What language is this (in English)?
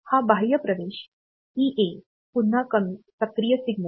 Marathi